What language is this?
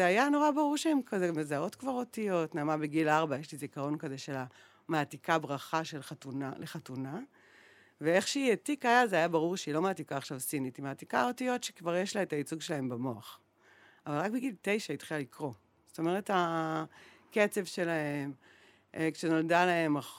Hebrew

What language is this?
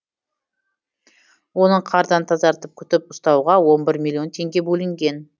Kazakh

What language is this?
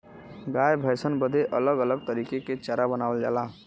Bhojpuri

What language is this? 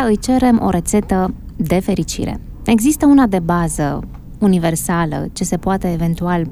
Romanian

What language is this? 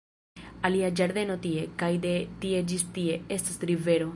Esperanto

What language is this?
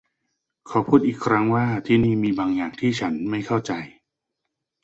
Thai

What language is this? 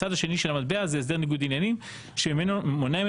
Hebrew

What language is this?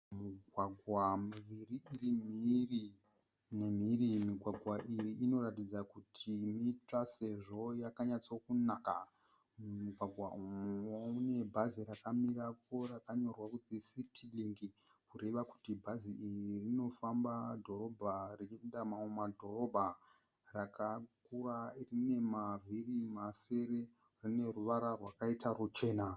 Shona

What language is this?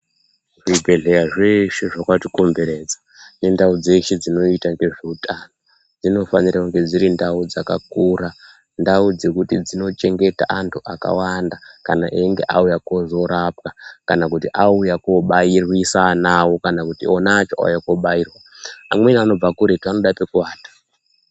Ndau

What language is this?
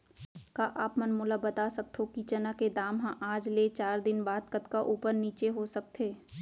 Chhattisgarhi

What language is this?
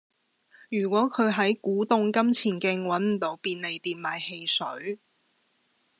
Cantonese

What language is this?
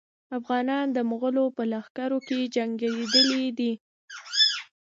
Pashto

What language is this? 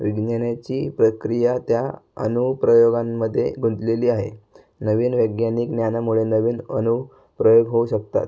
Marathi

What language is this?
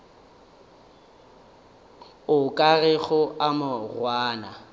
Northern Sotho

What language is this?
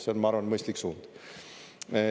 Estonian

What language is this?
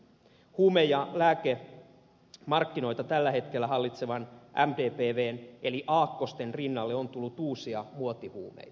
Finnish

